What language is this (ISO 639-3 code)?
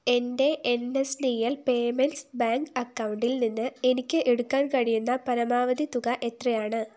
mal